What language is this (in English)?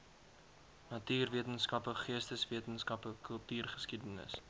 Afrikaans